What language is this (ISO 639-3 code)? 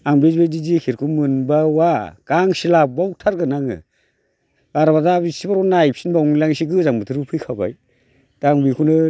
brx